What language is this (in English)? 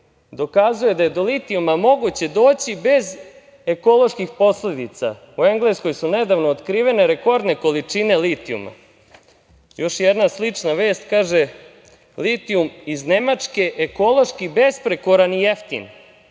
Serbian